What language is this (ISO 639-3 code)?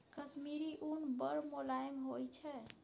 mai